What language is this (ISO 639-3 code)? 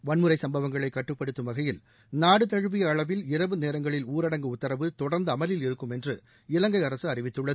tam